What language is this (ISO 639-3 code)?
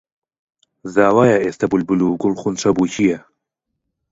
ckb